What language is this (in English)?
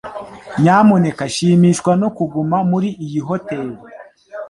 Kinyarwanda